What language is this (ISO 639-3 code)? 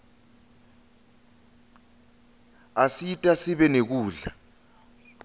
ssw